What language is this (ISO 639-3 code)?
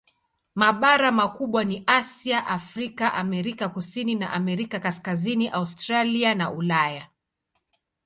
swa